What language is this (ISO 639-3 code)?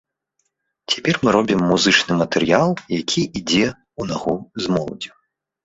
bel